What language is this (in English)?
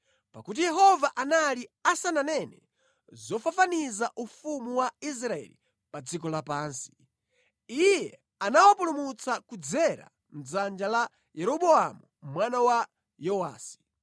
Nyanja